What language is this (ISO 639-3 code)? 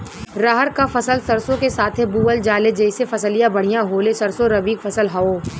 bho